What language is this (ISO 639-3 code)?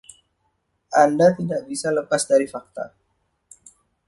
ind